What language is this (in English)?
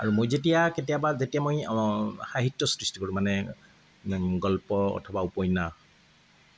Assamese